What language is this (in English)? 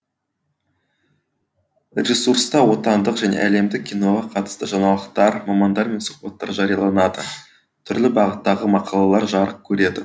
Kazakh